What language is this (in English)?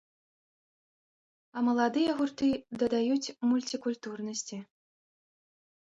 Belarusian